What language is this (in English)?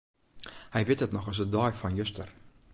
Western Frisian